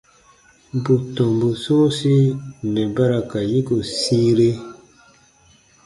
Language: Baatonum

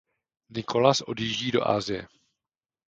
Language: Czech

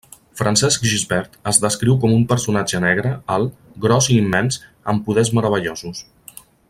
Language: Catalan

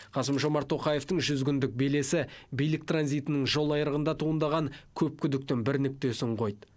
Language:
Kazakh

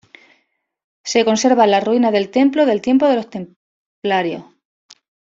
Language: Spanish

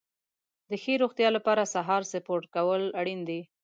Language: Pashto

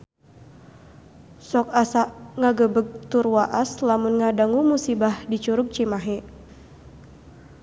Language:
Sundanese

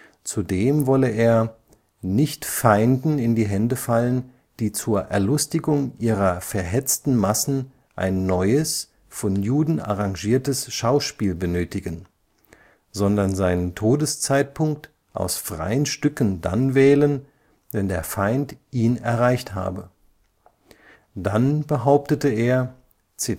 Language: German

